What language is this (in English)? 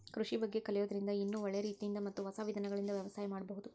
Kannada